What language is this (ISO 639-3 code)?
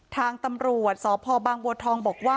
tha